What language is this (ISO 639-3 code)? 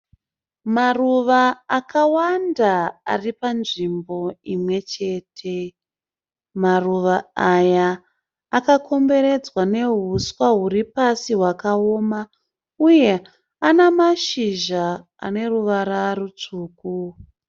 sna